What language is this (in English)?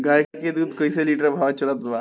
Bhojpuri